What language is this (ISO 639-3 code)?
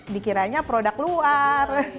ind